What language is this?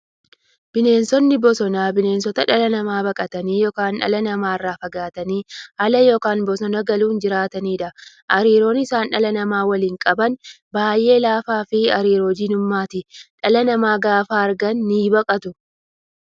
Oromo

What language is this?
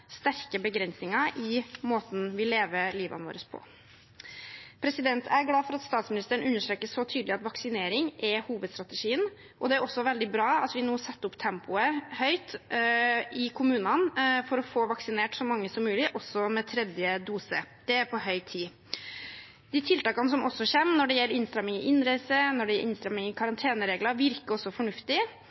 Norwegian Bokmål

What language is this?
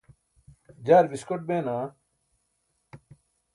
Burushaski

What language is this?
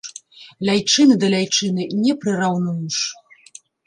Belarusian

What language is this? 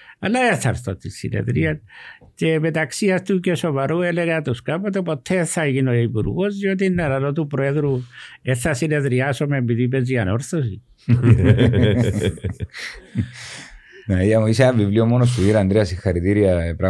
Greek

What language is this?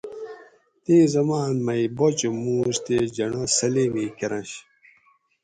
Gawri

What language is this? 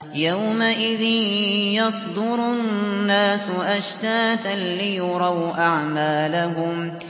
Arabic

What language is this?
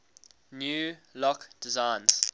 English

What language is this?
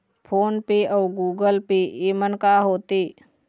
Chhattisgarhi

